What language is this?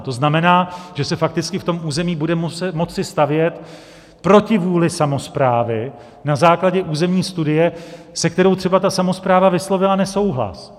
Czech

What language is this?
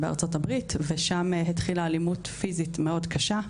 Hebrew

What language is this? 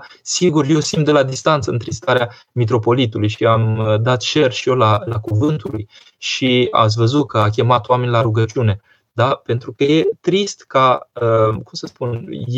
Romanian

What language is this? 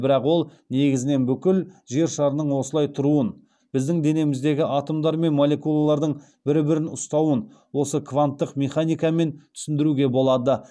Kazakh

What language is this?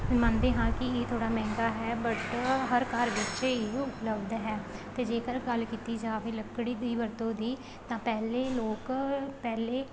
Punjabi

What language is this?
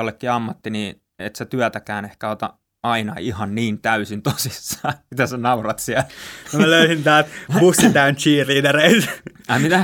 Finnish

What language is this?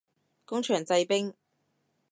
Cantonese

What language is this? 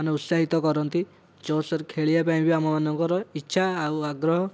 Odia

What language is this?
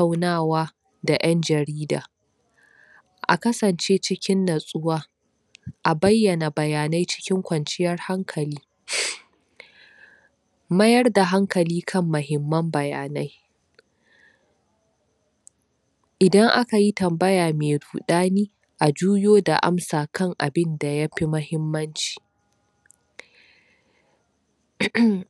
Hausa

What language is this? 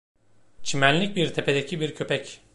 Turkish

